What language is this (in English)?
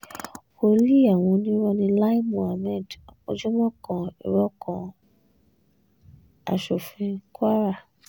Yoruba